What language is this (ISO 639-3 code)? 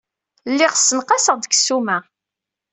kab